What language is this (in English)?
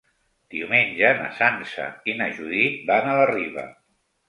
Catalan